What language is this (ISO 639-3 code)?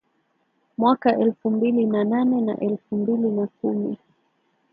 swa